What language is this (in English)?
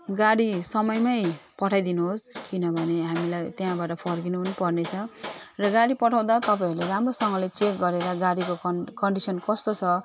Nepali